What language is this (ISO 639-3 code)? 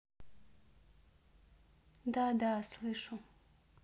rus